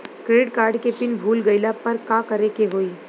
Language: Bhojpuri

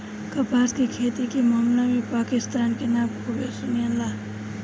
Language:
Bhojpuri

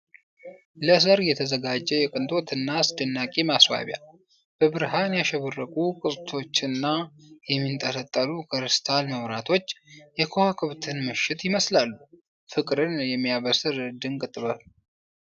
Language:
Amharic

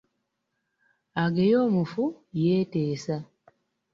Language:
Ganda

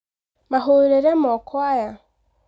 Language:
Kikuyu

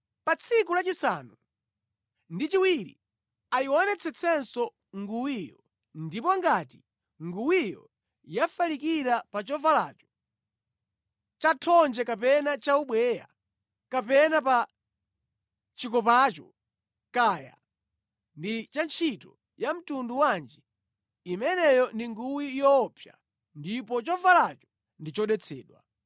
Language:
Nyanja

